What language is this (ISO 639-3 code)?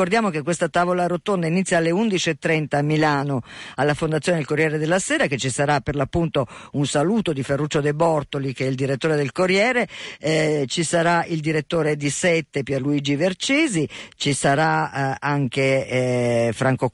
ita